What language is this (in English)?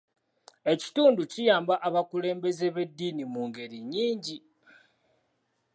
Ganda